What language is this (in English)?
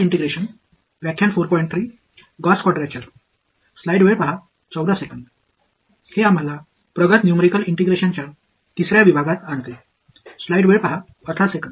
Tamil